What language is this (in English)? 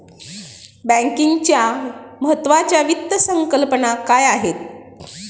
Marathi